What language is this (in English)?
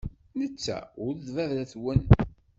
Kabyle